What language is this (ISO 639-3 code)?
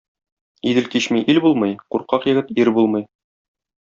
tat